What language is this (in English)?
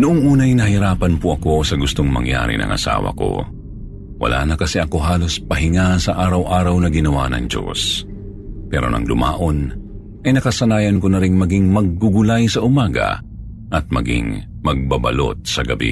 Filipino